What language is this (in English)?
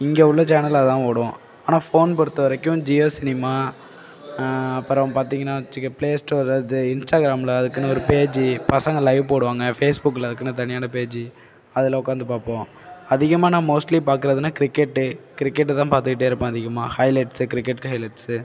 Tamil